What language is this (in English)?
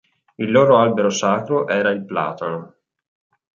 Italian